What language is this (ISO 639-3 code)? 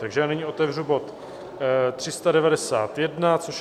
ces